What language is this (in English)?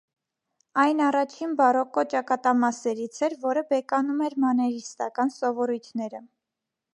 Armenian